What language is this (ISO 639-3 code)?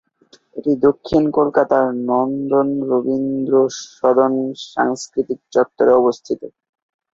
ben